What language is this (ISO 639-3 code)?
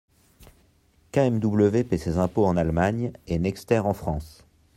fra